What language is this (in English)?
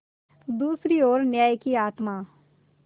Hindi